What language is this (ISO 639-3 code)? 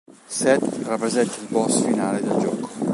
ita